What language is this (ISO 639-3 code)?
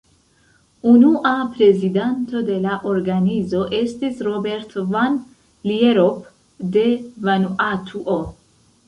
epo